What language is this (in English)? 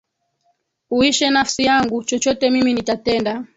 Swahili